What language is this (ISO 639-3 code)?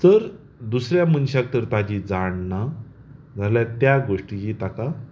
kok